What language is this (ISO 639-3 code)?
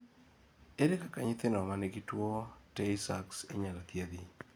luo